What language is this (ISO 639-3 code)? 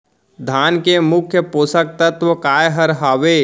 hne